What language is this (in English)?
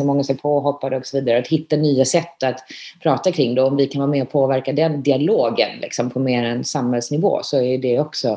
Swedish